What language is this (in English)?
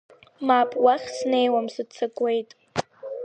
Abkhazian